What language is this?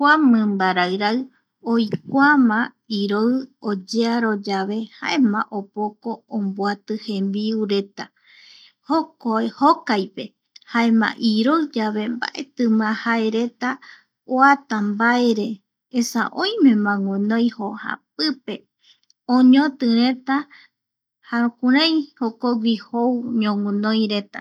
Eastern Bolivian Guaraní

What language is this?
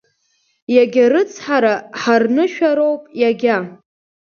Abkhazian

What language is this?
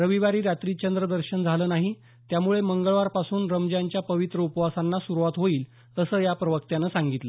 Marathi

